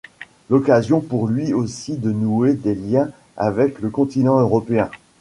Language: French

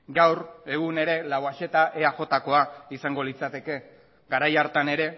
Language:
Basque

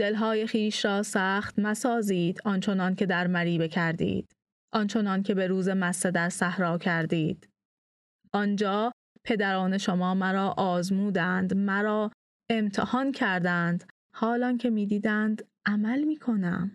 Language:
Persian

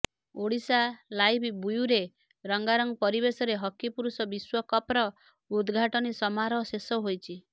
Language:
Odia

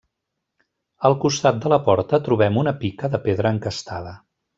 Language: Catalan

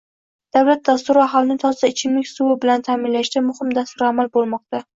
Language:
Uzbek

